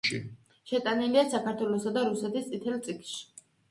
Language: Georgian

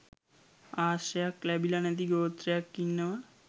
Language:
Sinhala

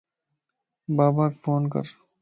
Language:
Lasi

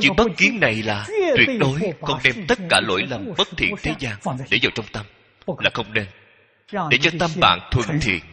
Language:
Vietnamese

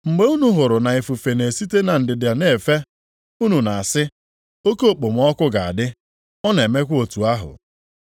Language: Igbo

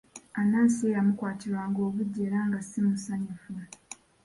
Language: Ganda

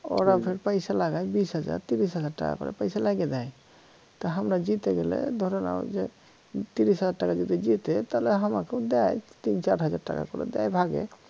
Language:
Bangla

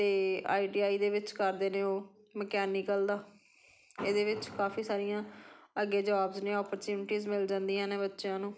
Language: Punjabi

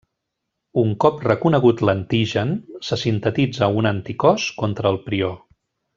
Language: Catalan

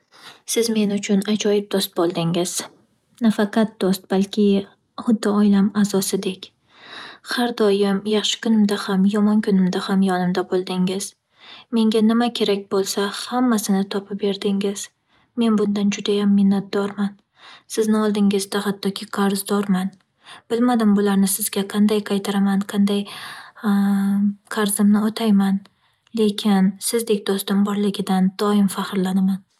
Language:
Uzbek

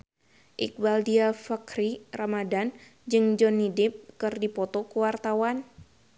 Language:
Sundanese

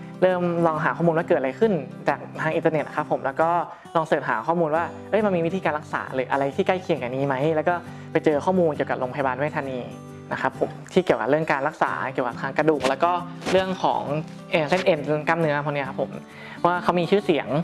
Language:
Thai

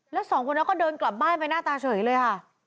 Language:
Thai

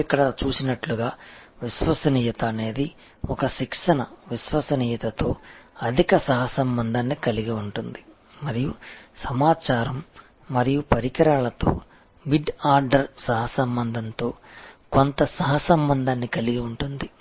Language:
Telugu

